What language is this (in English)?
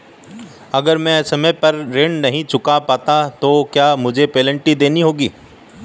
Hindi